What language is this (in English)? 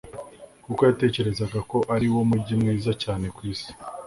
Kinyarwanda